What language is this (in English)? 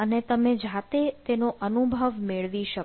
Gujarati